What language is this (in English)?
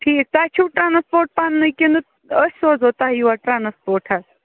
Kashmiri